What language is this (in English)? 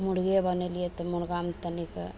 Maithili